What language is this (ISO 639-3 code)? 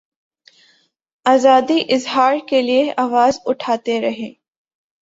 urd